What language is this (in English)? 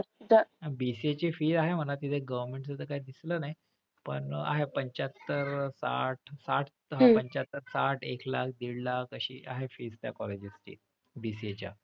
Marathi